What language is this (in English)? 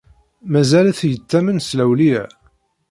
Kabyle